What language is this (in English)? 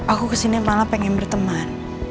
Indonesian